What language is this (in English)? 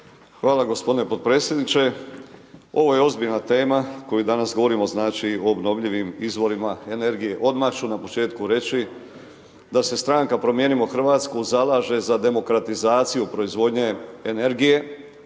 Croatian